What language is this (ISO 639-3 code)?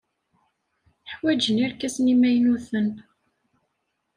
kab